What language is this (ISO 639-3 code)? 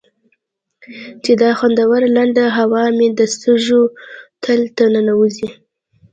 pus